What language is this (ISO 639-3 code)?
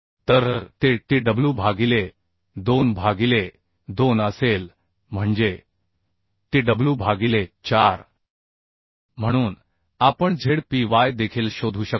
mar